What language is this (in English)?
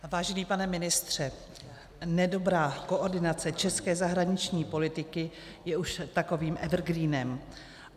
Czech